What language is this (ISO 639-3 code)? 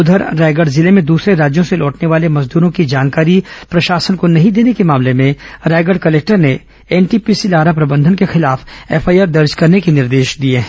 hin